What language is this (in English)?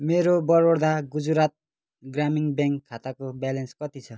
Nepali